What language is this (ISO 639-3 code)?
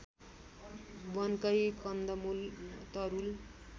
nep